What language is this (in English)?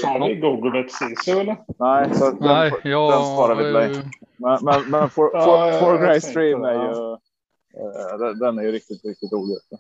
Swedish